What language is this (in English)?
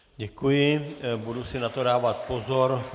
Czech